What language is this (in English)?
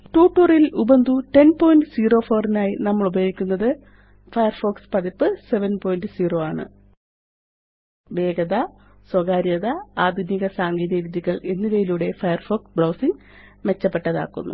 Malayalam